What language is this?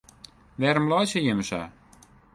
Western Frisian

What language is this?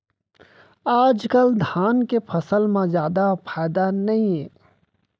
Chhattisgarhi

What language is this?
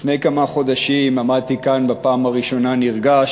Hebrew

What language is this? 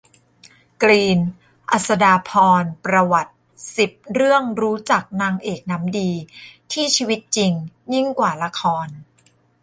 Thai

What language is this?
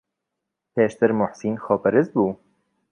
Central Kurdish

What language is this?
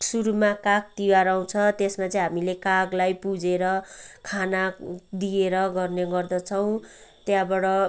Nepali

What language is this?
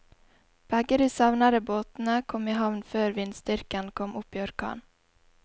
Norwegian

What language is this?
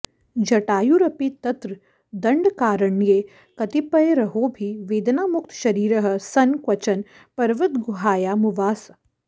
Sanskrit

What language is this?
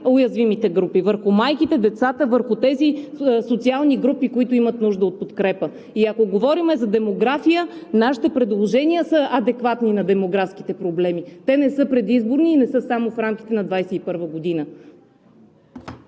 Bulgarian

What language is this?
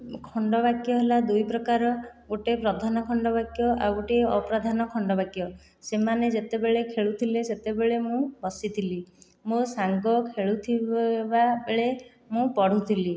Odia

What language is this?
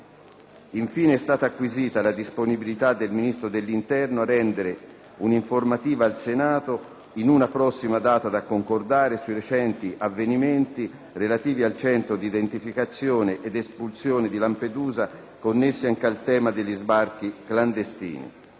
Italian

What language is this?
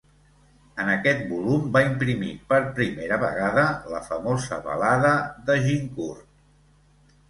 Catalan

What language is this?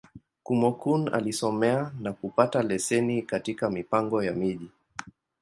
Swahili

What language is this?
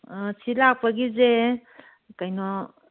Manipuri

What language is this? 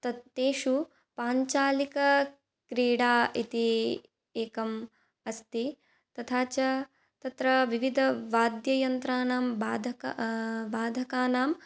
Sanskrit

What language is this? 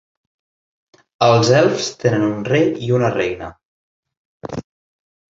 Catalan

